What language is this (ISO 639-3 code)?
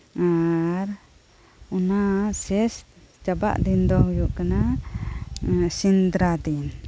sat